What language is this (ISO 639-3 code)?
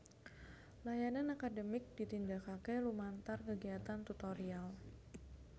jav